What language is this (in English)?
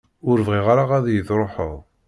Kabyle